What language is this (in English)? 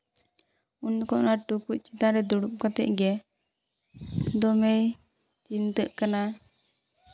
Santali